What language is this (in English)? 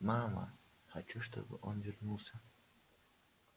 Russian